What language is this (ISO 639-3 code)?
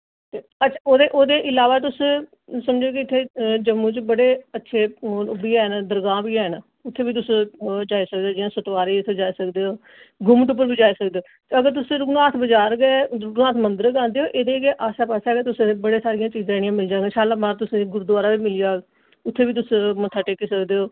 doi